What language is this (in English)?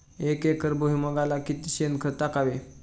Marathi